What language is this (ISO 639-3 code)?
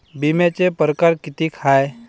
mar